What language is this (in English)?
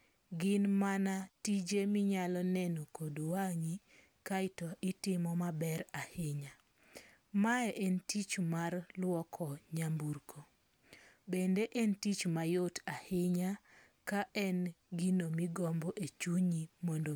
Luo (Kenya and Tanzania)